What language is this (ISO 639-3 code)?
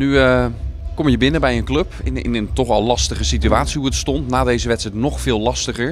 nld